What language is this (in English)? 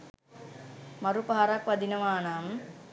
Sinhala